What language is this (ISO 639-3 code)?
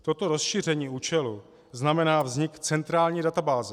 ces